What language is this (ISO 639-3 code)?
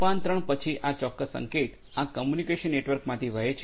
guj